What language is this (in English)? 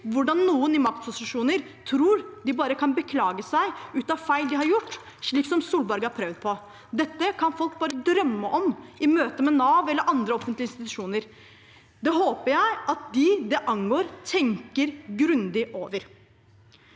Norwegian